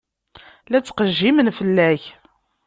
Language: Kabyle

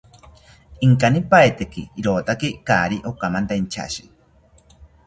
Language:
South Ucayali Ashéninka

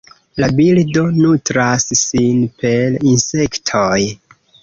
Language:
Esperanto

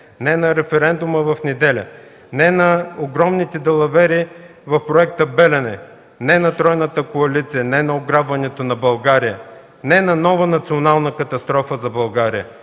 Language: Bulgarian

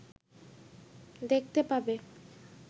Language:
Bangla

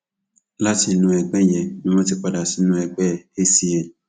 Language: Yoruba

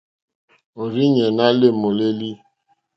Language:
Mokpwe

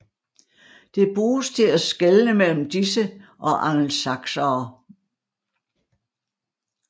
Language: Danish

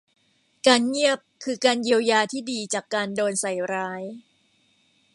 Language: Thai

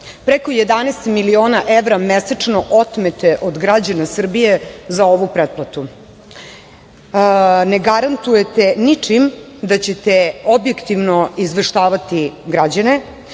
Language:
Serbian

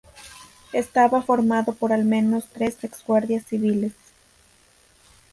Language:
Spanish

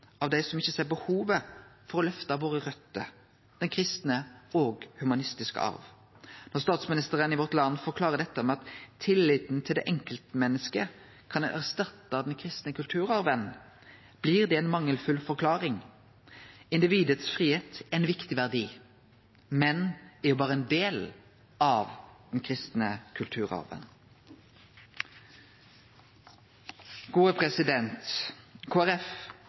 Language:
Norwegian Nynorsk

